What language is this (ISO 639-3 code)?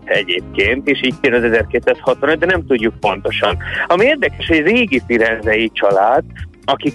hun